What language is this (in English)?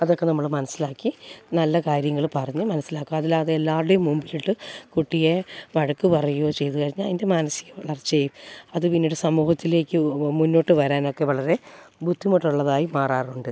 Malayalam